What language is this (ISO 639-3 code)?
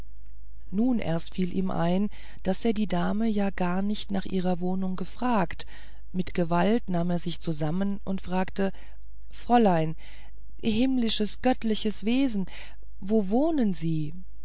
deu